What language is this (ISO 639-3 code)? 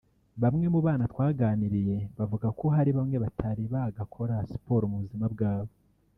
kin